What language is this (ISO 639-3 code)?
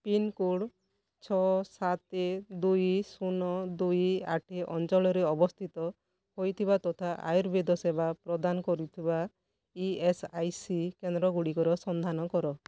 ori